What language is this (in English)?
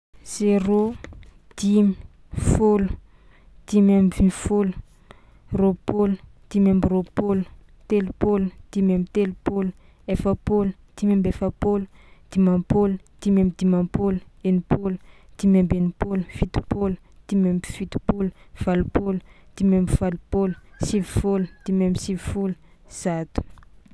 Tsimihety Malagasy